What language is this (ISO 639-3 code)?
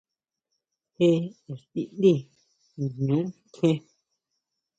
mau